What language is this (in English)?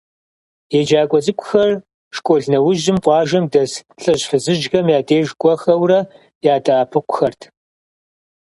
Kabardian